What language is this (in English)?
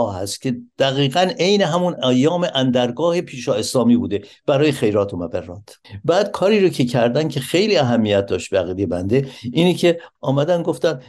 Persian